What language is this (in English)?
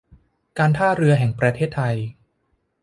Thai